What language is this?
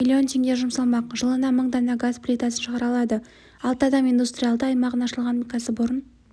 Kazakh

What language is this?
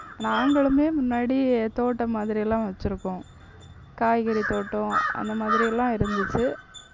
Tamil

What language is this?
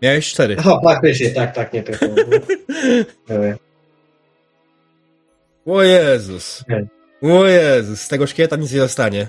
Polish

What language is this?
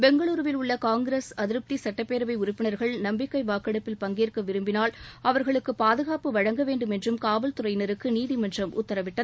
Tamil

